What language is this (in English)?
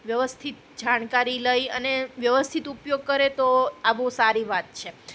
Gujarati